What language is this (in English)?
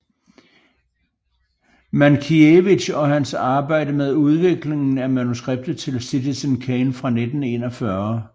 Danish